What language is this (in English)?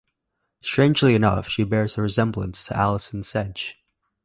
English